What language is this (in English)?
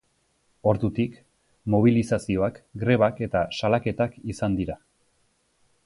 Basque